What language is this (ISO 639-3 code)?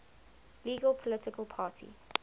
eng